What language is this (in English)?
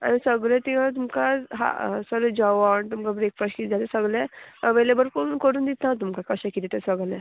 Konkani